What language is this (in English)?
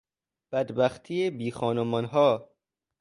Persian